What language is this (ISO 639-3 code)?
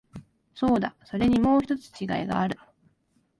jpn